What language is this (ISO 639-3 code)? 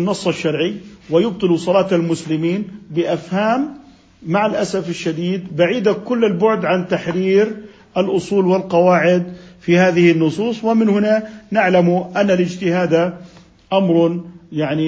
ara